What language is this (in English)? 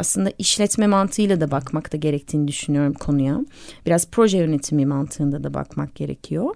Turkish